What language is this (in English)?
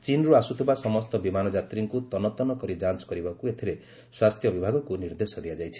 Odia